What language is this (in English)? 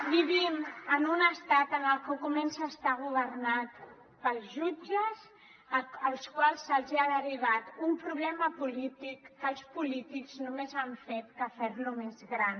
Catalan